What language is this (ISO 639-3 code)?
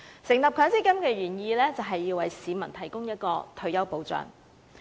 yue